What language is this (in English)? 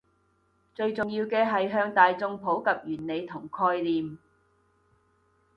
Cantonese